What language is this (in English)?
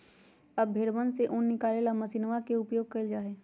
Magahi